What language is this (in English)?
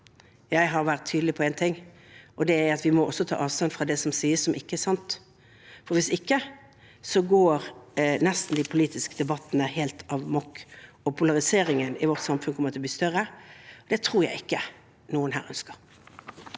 Norwegian